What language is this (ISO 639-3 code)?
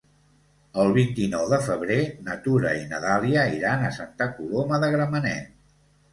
cat